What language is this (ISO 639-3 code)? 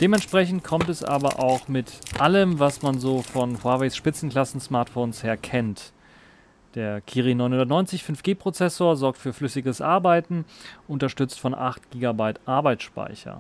deu